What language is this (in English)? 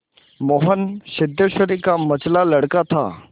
Hindi